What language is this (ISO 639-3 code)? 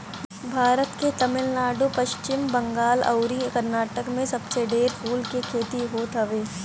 bho